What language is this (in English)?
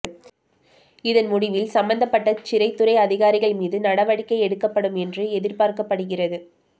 Tamil